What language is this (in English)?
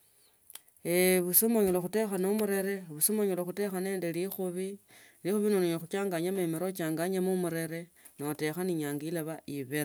Tsotso